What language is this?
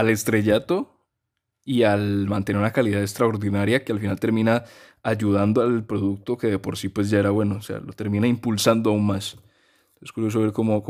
Spanish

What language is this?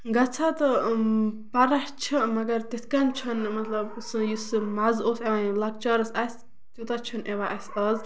Kashmiri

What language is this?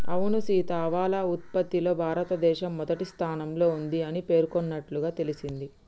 Telugu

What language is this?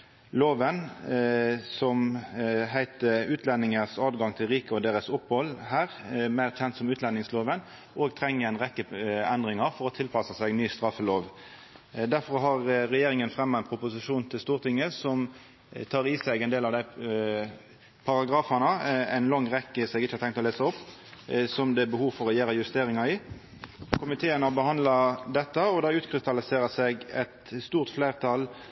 Norwegian Nynorsk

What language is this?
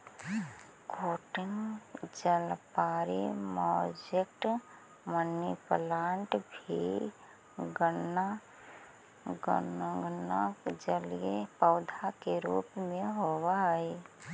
Magahi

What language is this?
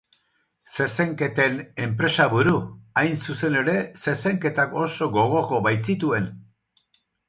Basque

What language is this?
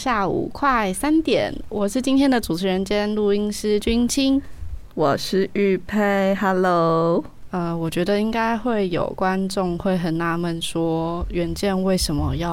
Chinese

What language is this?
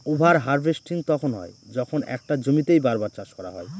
Bangla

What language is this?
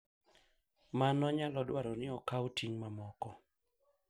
Luo (Kenya and Tanzania)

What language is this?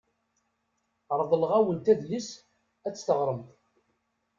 Kabyle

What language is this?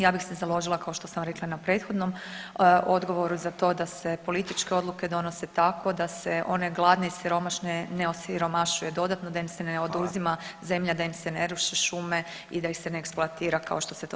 Croatian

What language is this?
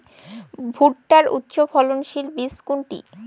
Bangla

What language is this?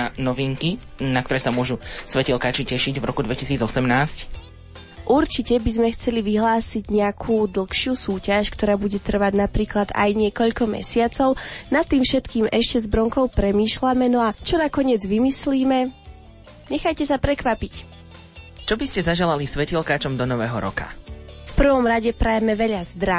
Slovak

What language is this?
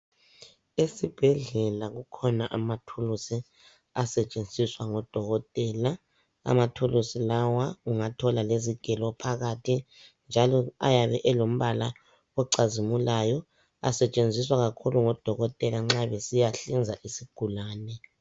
North Ndebele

